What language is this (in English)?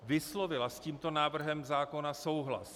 Czech